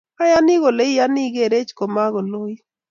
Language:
Kalenjin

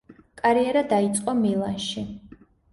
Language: Georgian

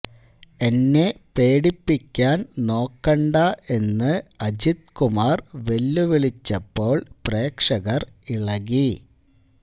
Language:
Malayalam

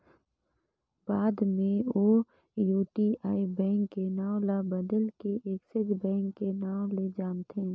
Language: Chhattisgarhi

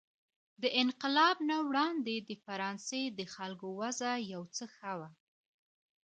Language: Pashto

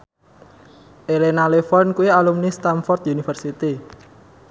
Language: Javanese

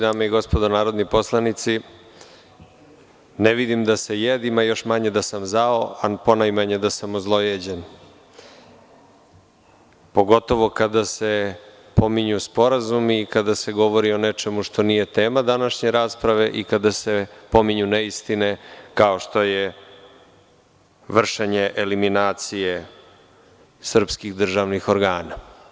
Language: Serbian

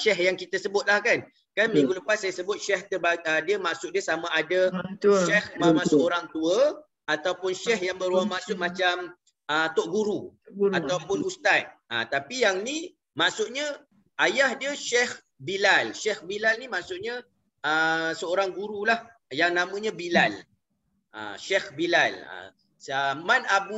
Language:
Malay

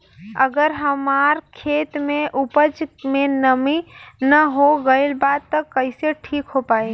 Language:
Bhojpuri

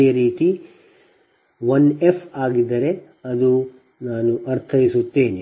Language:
Kannada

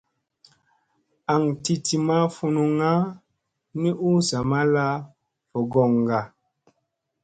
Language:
Musey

